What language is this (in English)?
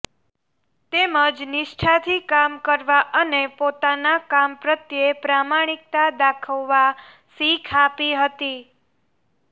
Gujarati